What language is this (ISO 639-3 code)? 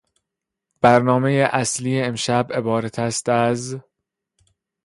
fas